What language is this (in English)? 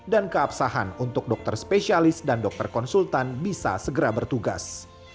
Indonesian